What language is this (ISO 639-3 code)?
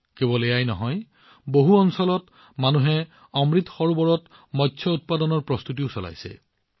asm